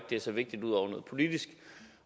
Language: Danish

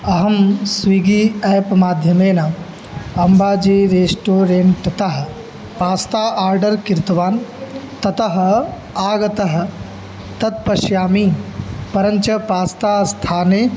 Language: Sanskrit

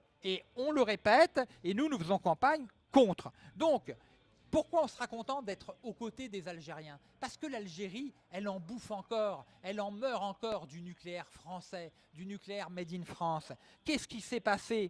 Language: French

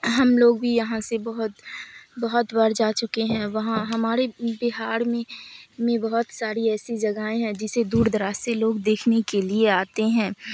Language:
Urdu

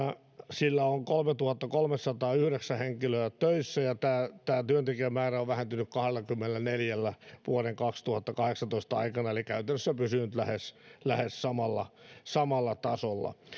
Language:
Finnish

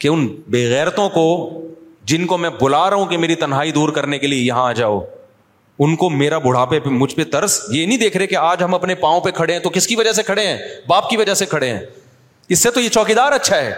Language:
Urdu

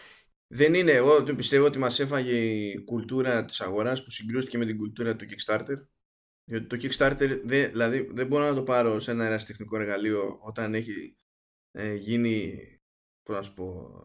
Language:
Greek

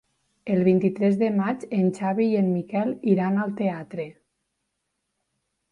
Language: Catalan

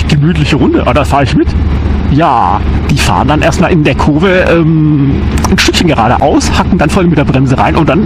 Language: German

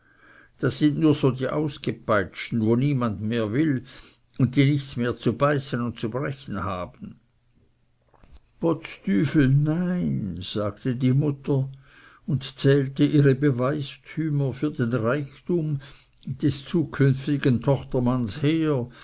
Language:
German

